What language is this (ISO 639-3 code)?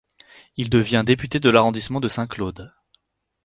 fra